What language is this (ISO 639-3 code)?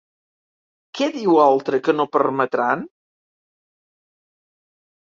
cat